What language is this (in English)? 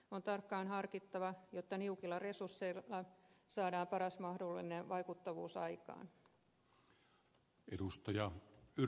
Finnish